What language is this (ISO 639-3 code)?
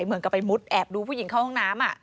tha